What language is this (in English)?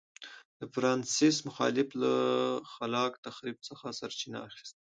Pashto